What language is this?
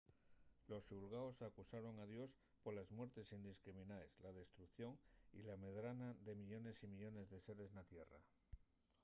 Asturian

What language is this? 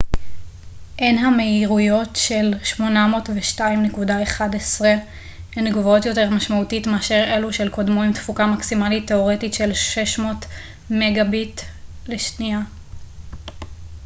Hebrew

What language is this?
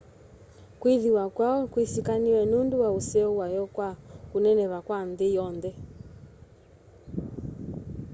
Kamba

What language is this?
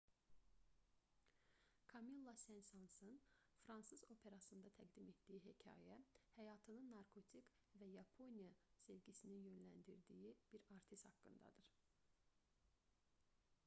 Azerbaijani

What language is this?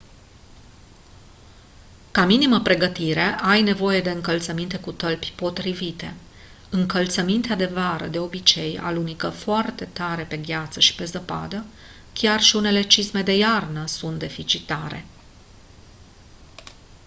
Romanian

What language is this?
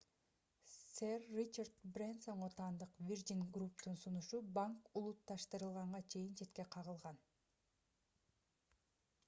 Kyrgyz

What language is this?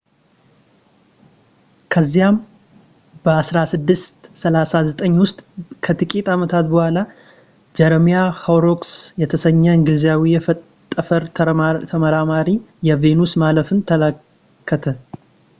Amharic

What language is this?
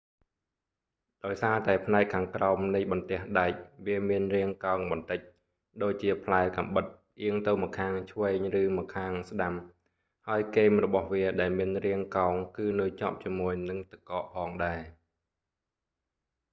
Khmer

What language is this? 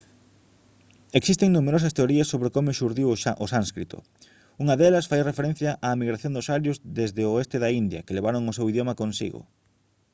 Galician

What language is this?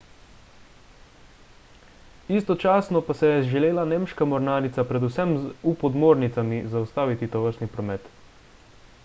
Slovenian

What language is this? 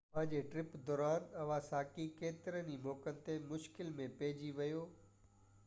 Sindhi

